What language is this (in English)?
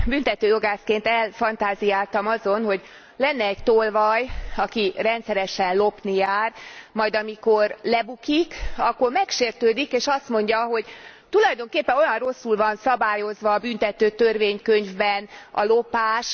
Hungarian